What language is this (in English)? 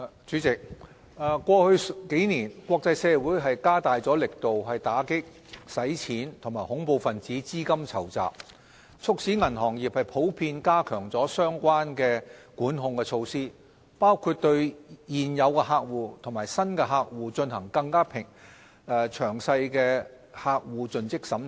Cantonese